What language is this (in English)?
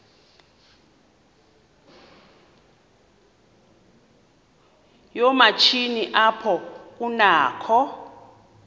Xhosa